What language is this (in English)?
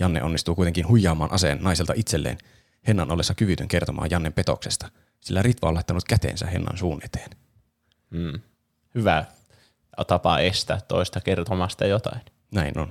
Finnish